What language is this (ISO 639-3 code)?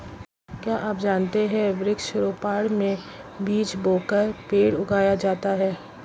hin